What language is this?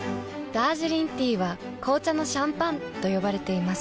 Japanese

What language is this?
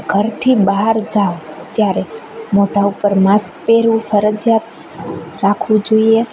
Gujarati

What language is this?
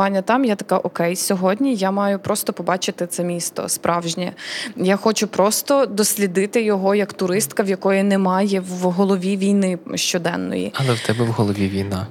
Ukrainian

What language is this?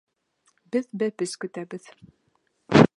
Bashkir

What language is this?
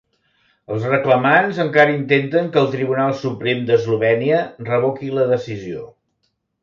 Catalan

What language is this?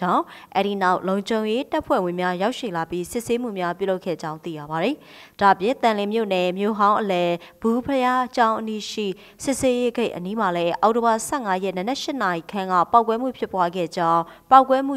Thai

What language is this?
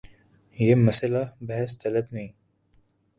Urdu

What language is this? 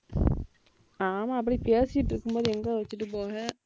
Tamil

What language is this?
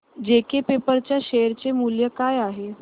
Marathi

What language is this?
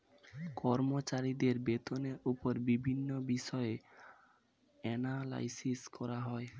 Bangla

